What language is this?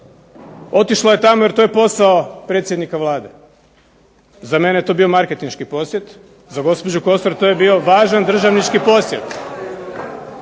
Croatian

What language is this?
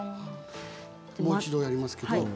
Japanese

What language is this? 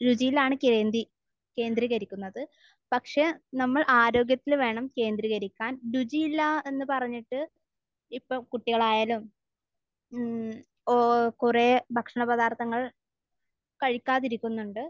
Malayalam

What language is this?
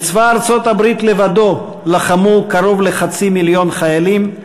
Hebrew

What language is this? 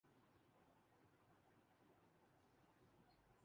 Urdu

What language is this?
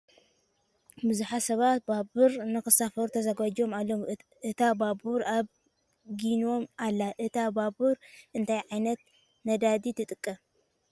Tigrinya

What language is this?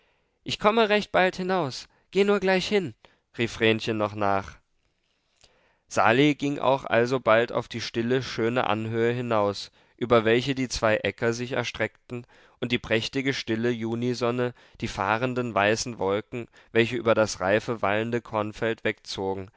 German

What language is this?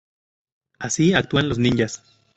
Spanish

